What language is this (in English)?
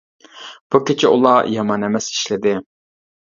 Uyghur